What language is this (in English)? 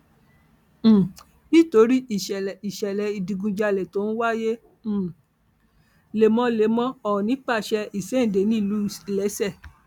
Yoruba